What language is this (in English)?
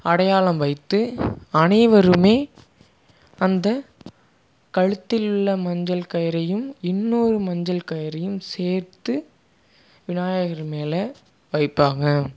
Tamil